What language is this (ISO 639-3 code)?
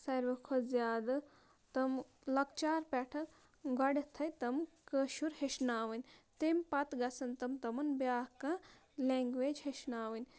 kas